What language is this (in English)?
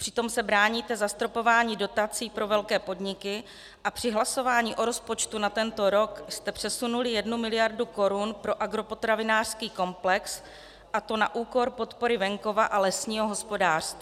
Czech